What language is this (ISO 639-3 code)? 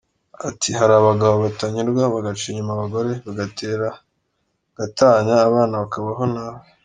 kin